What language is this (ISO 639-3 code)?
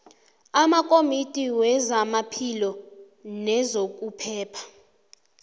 nbl